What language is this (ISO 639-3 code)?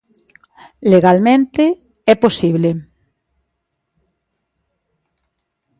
glg